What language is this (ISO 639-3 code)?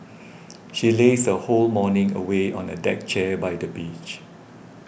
eng